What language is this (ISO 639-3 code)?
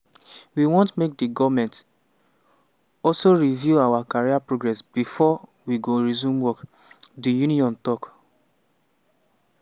pcm